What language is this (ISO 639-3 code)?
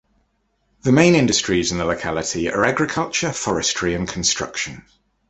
eng